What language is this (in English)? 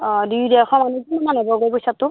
Assamese